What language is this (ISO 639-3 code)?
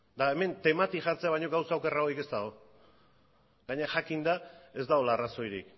eus